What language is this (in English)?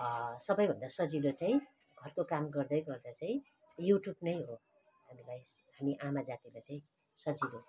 Nepali